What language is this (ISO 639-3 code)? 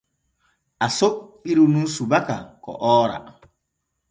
fue